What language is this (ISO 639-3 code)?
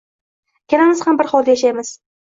uzb